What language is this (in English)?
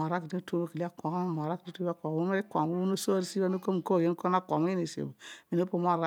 Odual